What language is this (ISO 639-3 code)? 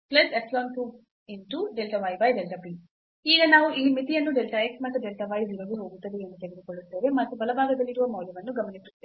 kan